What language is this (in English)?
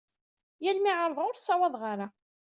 Kabyle